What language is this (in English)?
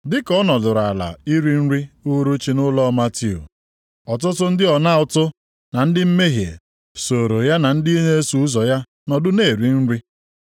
Igbo